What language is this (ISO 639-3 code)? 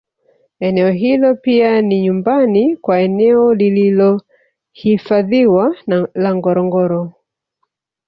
swa